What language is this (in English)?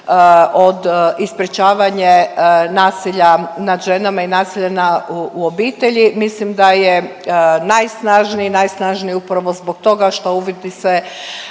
Croatian